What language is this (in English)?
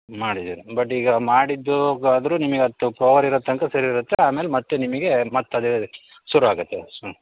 Kannada